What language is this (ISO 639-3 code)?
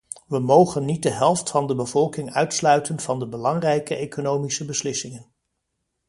nld